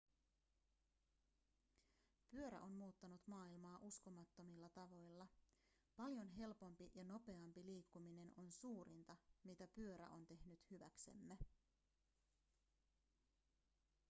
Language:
Finnish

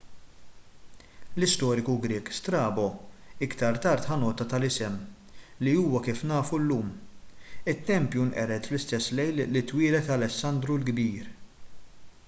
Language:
Maltese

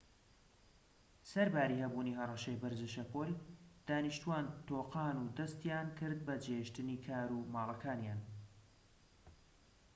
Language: Central Kurdish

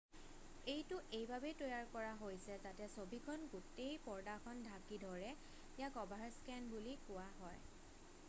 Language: Assamese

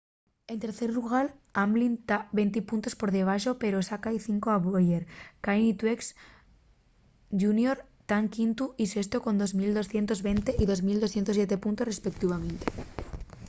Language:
Asturian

